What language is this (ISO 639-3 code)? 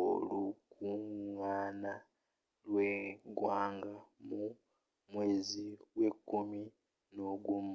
lug